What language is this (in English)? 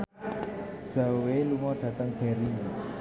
Javanese